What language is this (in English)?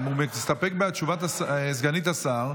Hebrew